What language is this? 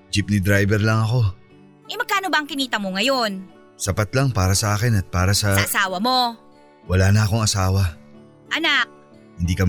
Filipino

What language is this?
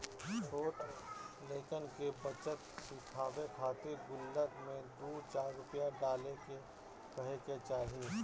Bhojpuri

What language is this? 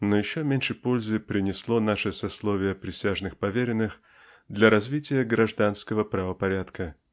Russian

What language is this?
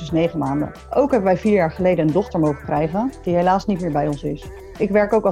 Dutch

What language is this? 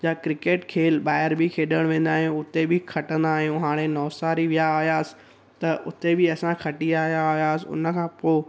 Sindhi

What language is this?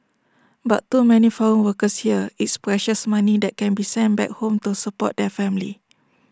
English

